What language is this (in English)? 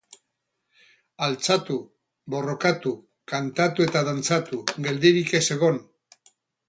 Basque